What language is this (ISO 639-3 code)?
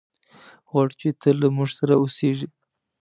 pus